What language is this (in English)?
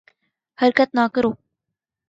Urdu